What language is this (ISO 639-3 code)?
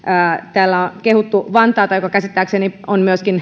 fin